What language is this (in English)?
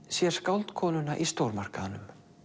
Icelandic